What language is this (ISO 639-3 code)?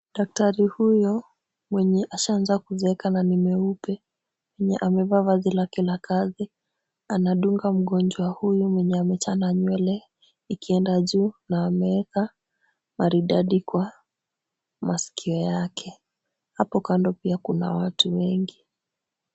swa